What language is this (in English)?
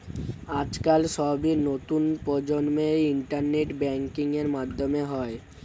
Bangla